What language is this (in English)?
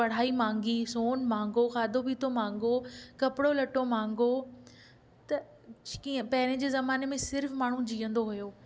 Sindhi